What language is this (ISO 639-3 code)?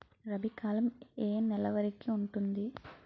tel